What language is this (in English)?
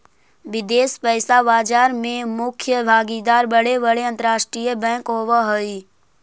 Magahi